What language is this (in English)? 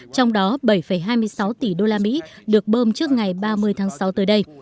Vietnamese